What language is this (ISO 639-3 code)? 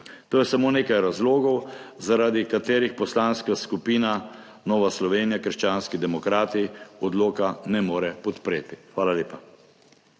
slv